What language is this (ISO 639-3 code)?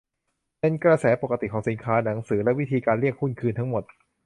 tha